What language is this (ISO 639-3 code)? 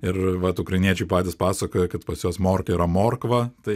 lit